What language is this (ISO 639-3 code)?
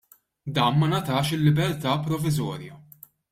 mlt